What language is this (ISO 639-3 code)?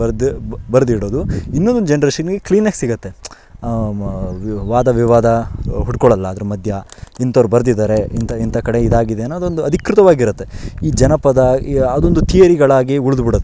kan